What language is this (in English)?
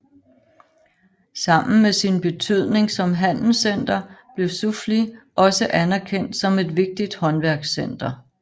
Danish